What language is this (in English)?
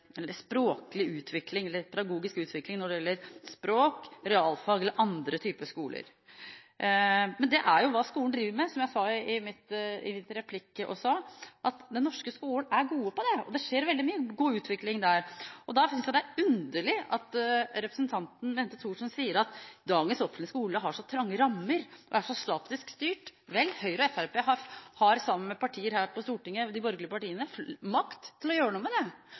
Norwegian Bokmål